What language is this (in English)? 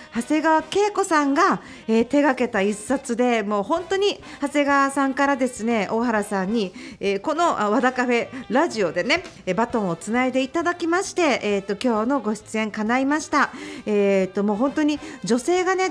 Japanese